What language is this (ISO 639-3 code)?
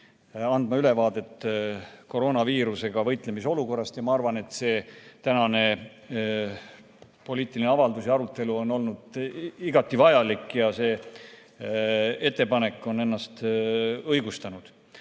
est